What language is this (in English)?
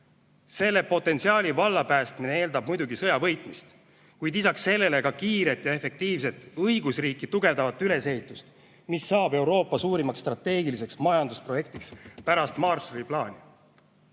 Estonian